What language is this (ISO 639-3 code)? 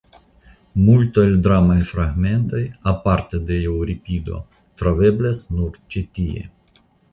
epo